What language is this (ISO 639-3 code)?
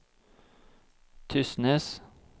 nor